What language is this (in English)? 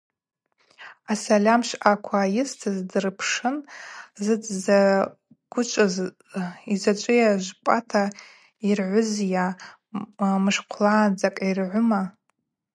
Abaza